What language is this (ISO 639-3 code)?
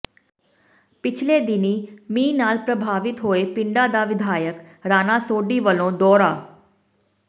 pan